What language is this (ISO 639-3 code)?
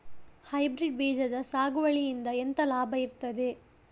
kan